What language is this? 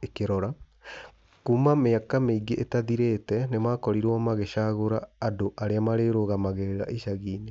Kikuyu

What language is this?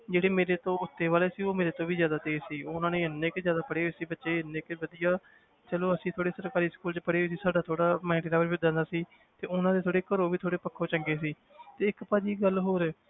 Punjabi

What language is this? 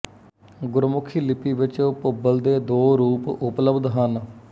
Punjabi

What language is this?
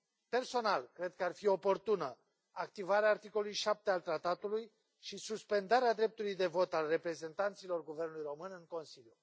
Romanian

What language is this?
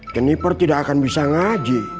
Indonesian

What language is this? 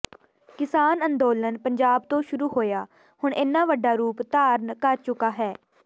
Punjabi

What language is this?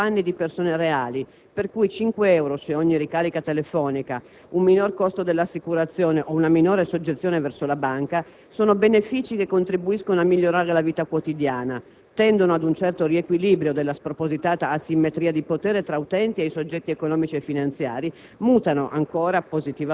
Italian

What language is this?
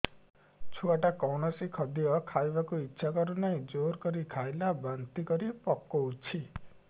Odia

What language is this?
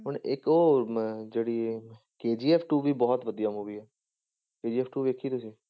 Punjabi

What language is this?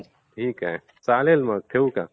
Marathi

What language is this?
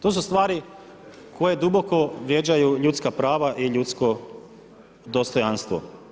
Croatian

